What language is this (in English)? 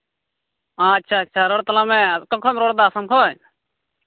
Santali